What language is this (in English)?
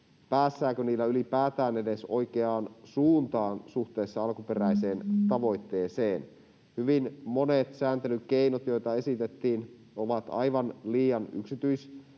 Finnish